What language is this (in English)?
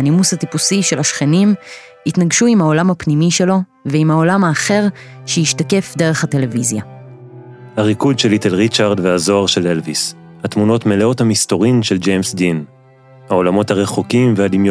Hebrew